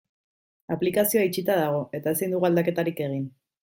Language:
Basque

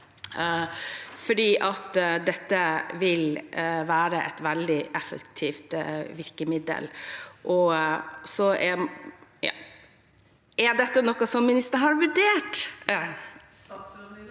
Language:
Norwegian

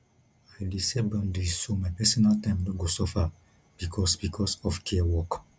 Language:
Nigerian Pidgin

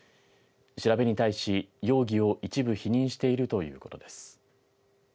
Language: Japanese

